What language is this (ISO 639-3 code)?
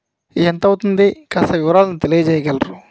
tel